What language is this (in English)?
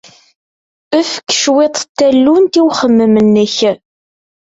Kabyle